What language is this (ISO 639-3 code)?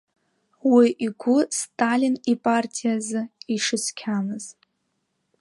abk